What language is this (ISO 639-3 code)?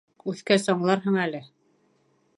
bak